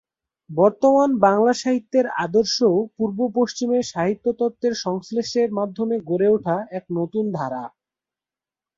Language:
Bangla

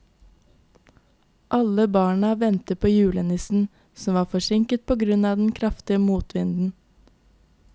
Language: Norwegian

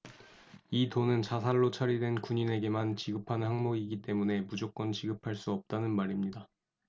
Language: Korean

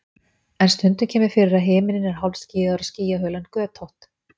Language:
Icelandic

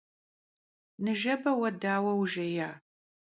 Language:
Kabardian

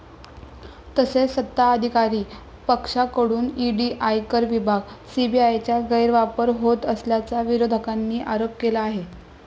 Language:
Marathi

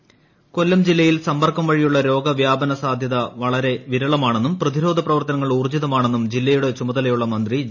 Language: Malayalam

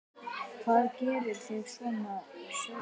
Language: Icelandic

